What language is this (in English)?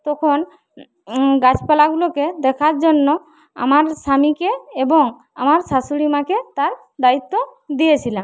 Bangla